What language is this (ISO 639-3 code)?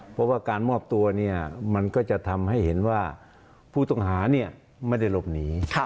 tha